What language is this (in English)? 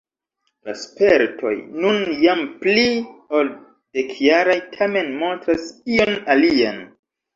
Esperanto